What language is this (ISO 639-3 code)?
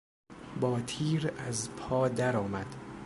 fas